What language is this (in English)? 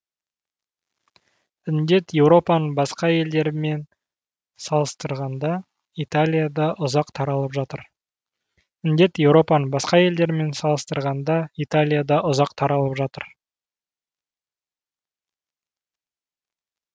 Kazakh